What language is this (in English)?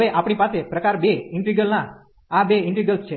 Gujarati